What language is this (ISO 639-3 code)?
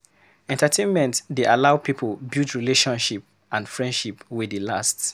pcm